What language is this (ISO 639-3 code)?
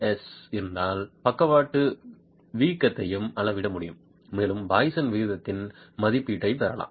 tam